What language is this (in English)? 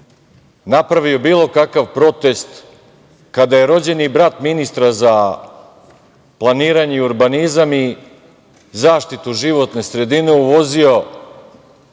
Serbian